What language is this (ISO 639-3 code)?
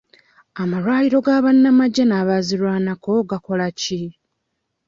lug